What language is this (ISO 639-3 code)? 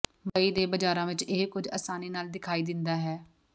pan